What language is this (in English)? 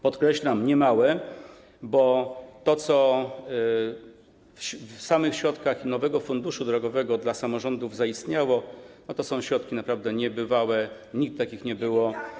Polish